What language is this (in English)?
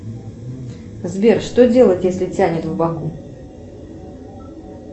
Russian